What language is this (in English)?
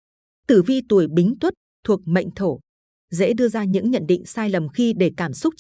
Vietnamese